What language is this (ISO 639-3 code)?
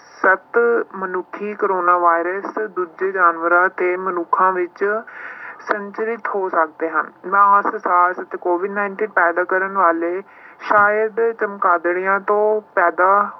pan